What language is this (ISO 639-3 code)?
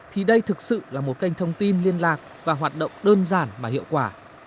vie